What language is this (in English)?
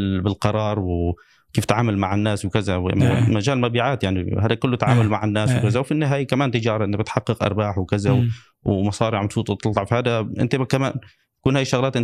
Arabic